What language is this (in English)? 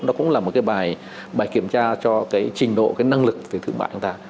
Vietnamese